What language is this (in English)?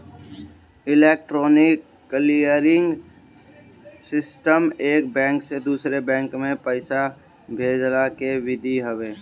Bhojpuri